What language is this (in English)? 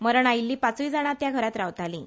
Konkani